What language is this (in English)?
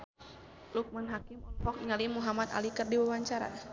Sundanese